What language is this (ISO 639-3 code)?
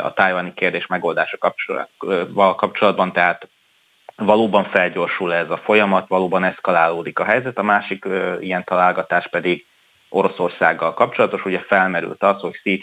hun